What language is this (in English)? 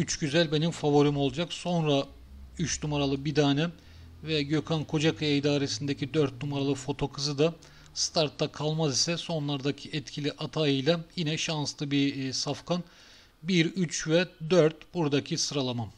Turkish